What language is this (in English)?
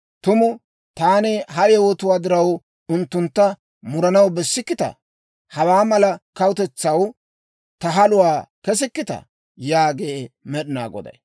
Dawro